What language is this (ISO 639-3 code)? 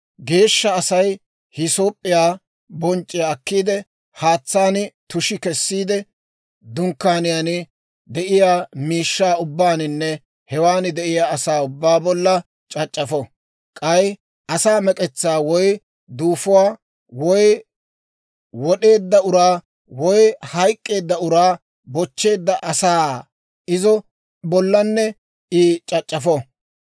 dwr